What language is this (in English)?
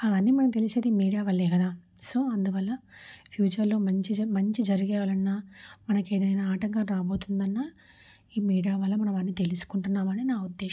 Telugu